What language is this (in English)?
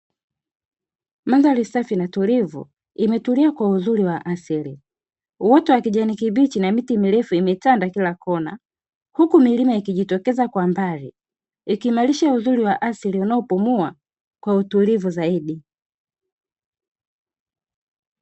Swahili